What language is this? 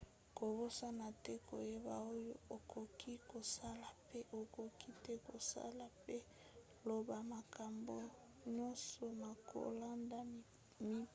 Lingala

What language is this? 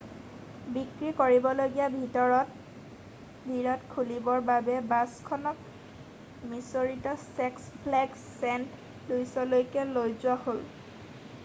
Assamese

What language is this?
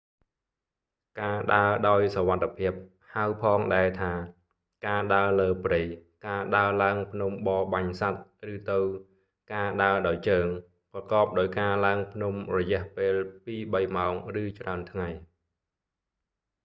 Khmer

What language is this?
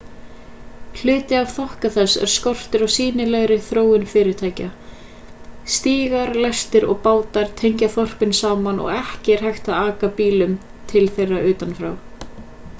Icelandic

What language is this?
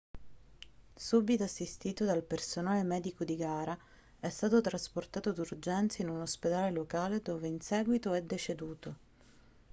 Italian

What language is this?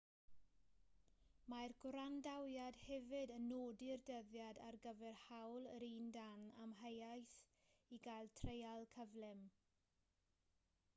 Welsh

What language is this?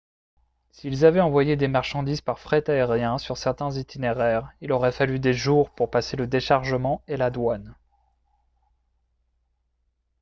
French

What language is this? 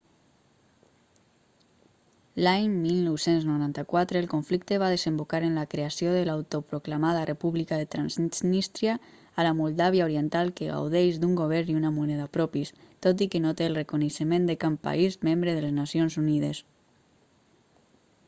Catalan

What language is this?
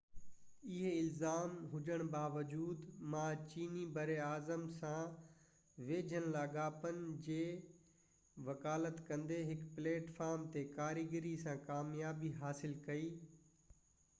Sindhi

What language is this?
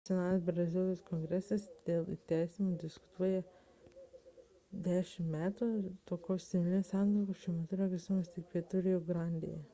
Lithuanian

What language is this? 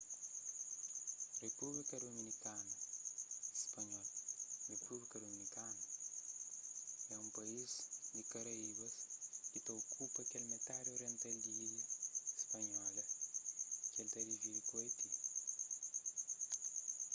Kabuverdianu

